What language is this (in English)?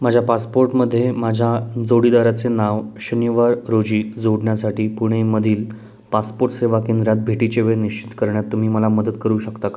Marathi